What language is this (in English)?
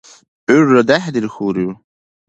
Dargwa